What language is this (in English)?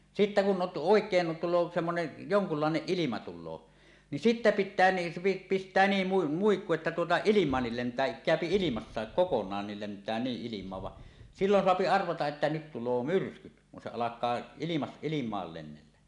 Finnish